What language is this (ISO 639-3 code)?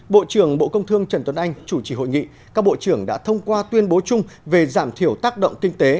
vie